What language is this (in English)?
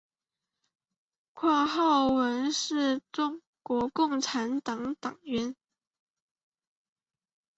Chinese